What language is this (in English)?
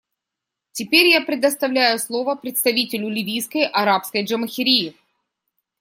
Russian